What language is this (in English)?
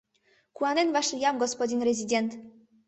Mari